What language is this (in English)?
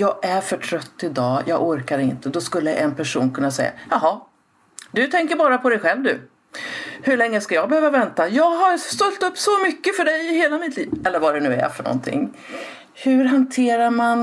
Swedish